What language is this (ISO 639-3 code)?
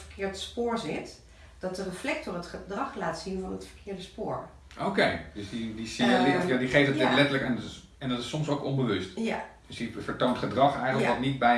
nld